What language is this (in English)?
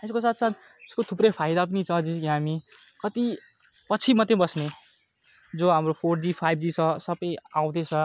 Nepali